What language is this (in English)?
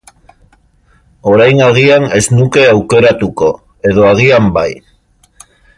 Basque